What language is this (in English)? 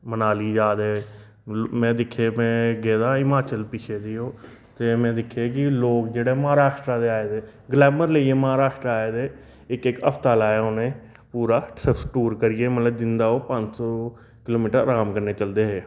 Dogri